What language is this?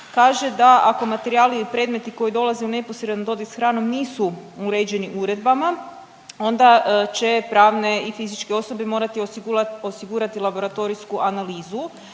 Croatian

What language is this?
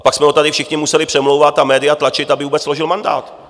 Czech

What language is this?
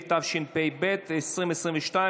Hebrew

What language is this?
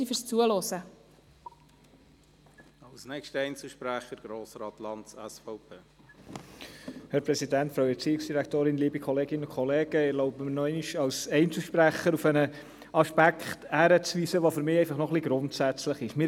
Swiss German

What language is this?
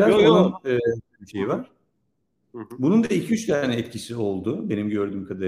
Turkish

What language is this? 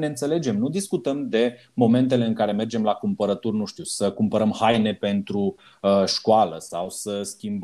Romanian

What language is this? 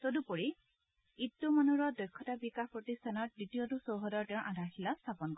Assamese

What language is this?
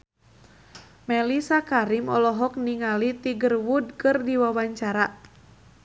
Sundanese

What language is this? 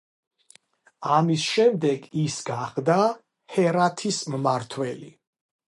Georgian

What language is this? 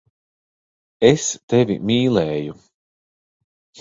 Latvian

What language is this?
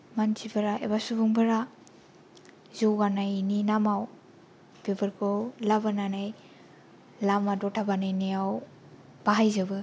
Bodo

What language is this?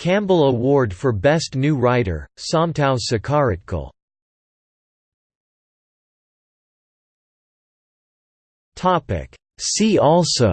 English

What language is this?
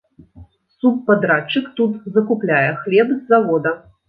Belarusian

